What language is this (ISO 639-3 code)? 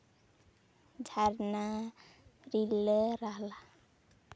sat